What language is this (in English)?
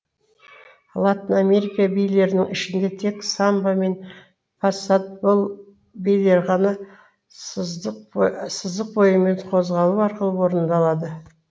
Kazakh